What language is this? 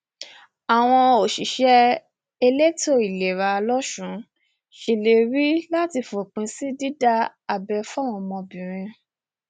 Yoruba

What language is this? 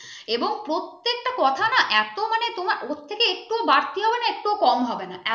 Bangla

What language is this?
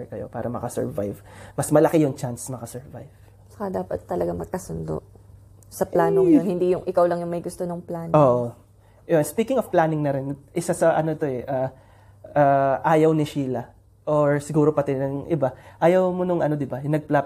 Filipino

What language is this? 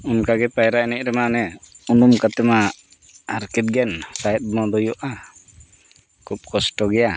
Santali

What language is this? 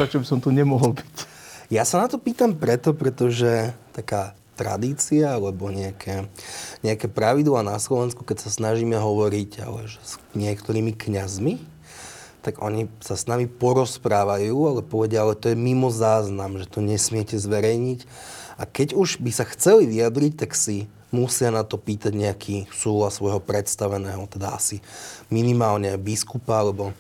Slovak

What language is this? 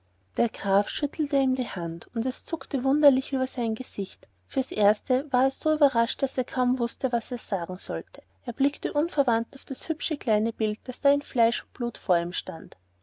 German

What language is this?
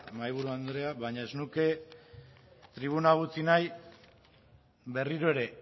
Basque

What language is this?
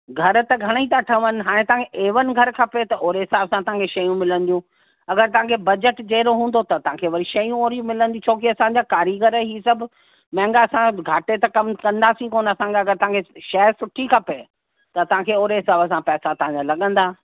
Sindhi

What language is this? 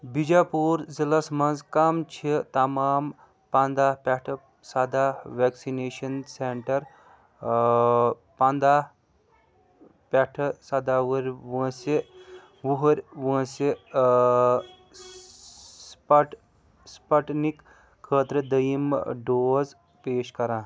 Kashmiri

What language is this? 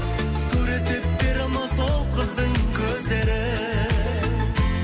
Kazakh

